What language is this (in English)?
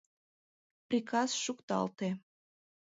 Mari